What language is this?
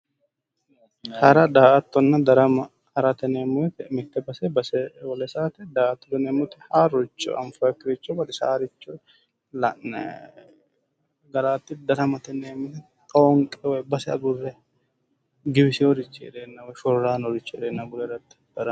Sidamo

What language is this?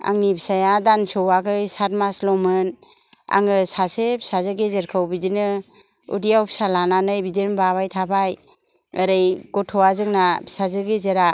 Bodo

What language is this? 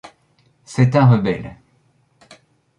French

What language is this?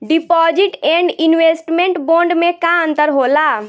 Bhojpuri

